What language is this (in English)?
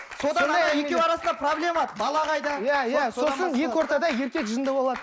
Kazakh